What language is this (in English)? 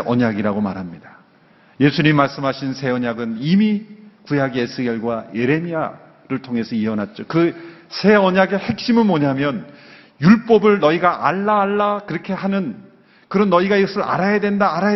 Korean